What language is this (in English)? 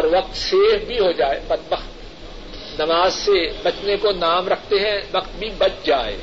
Urdu